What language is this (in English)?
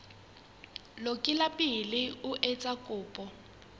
Southern Sotho